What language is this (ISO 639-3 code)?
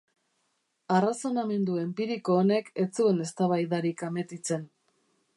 eus